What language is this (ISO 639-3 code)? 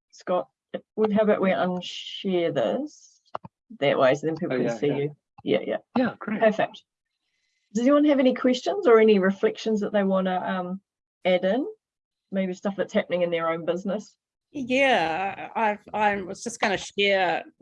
eng